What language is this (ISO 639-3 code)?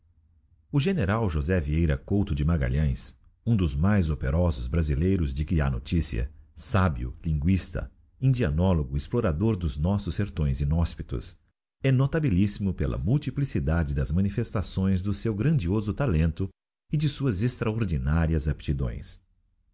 por